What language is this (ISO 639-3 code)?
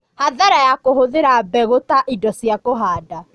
kik